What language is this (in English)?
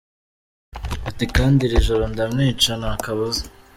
Kinyarwanda